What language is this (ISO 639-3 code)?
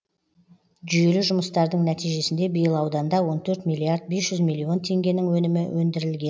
kaz